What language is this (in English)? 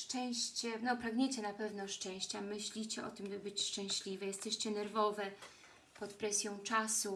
Polish